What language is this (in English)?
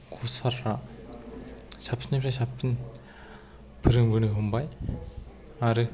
Bodo